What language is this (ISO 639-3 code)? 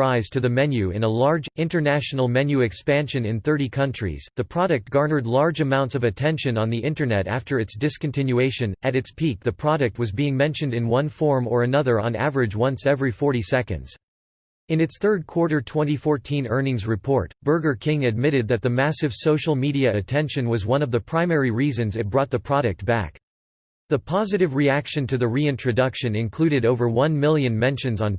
eng